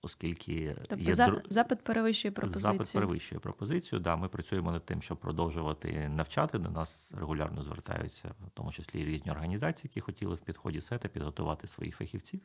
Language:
Ukrainian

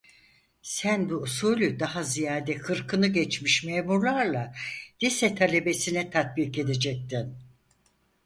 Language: Turkish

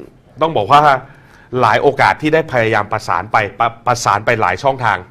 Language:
Thai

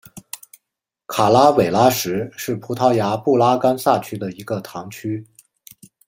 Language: Chinese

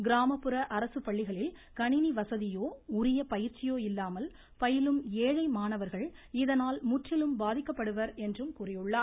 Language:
Tamil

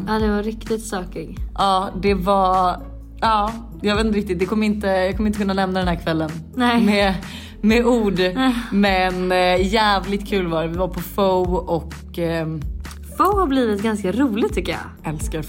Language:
Swedish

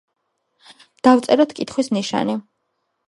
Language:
Georgian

